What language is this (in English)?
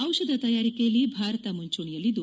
Kannada